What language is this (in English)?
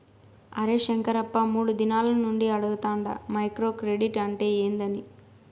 Telugu